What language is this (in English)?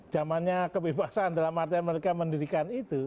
Indonesian